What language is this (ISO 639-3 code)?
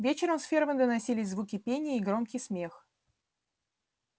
rus